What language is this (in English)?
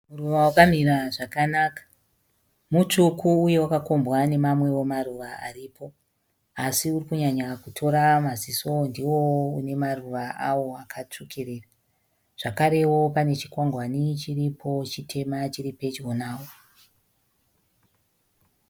Shona